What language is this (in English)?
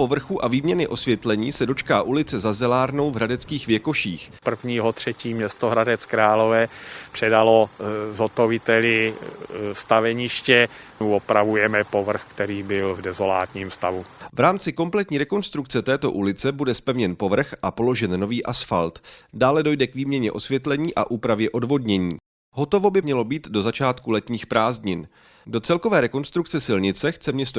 Czech